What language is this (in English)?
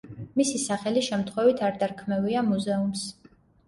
Georgian